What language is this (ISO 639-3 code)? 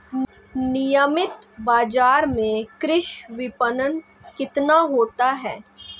hin